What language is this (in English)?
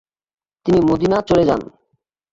Bangla